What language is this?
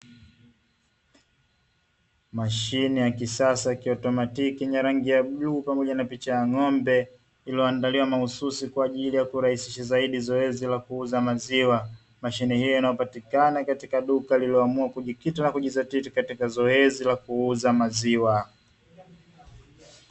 Swahili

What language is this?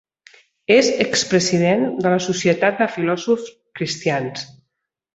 Catalan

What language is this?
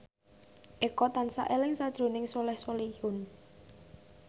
Javanese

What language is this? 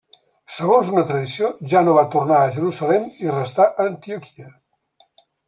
Catalan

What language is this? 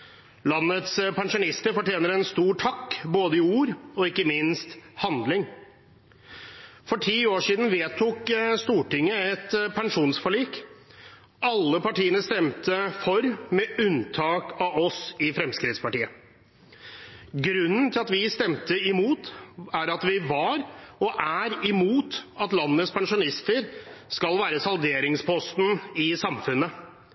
Norwegian Bokmål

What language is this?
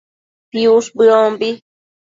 Matsés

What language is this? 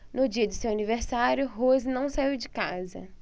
Portuguese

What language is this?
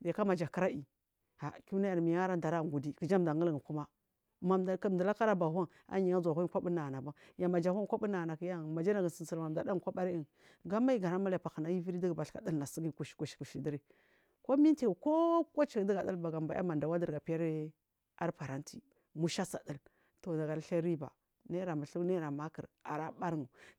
Marghi South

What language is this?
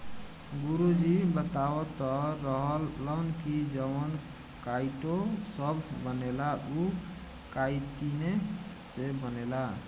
Bhojpuri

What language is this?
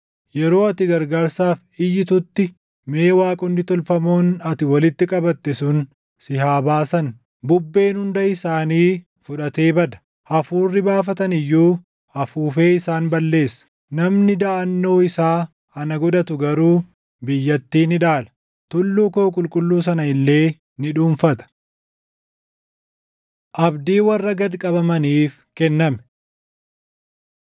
Oromo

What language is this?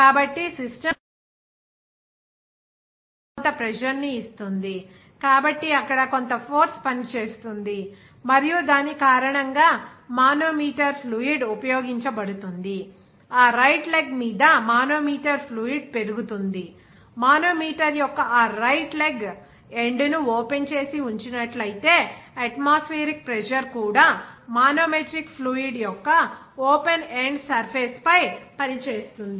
Telugu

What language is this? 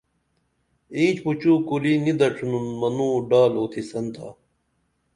Dameli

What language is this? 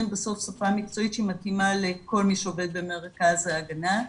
Hebrew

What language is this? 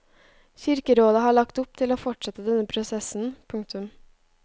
Norwegian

